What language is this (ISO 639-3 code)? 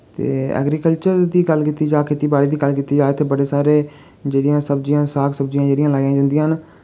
doi